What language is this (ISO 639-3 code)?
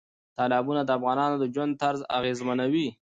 pus